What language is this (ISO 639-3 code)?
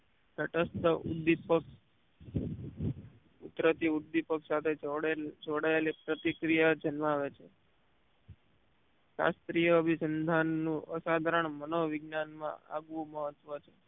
guj